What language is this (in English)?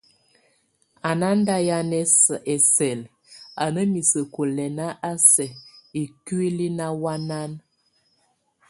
Tunen